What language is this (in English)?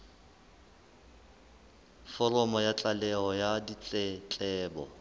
Southern Sotho